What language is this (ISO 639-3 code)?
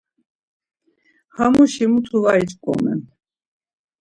lzz